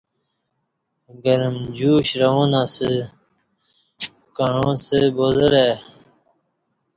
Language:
Kati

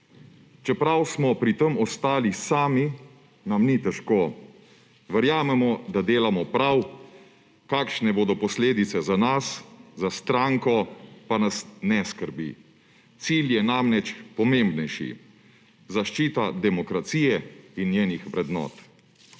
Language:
Slovenian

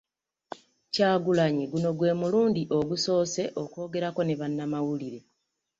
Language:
Ganda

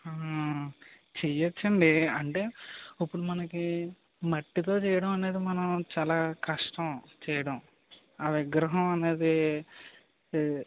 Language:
Telugu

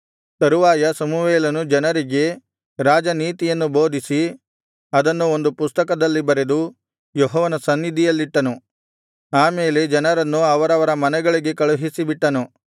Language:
Kannada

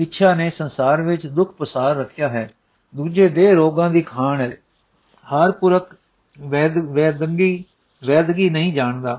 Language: Punjabi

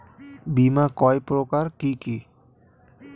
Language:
Bangla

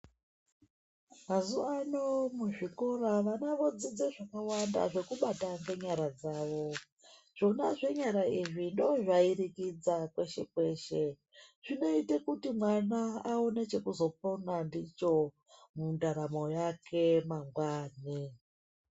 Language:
Ndau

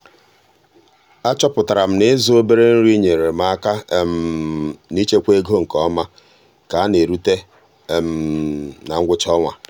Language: Igbo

